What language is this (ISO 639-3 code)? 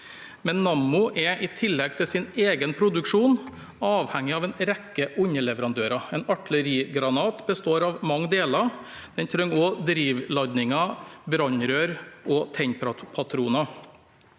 nor